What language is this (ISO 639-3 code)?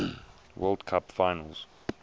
eng